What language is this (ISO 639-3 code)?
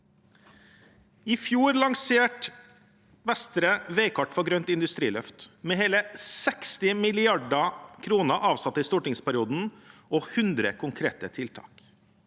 nor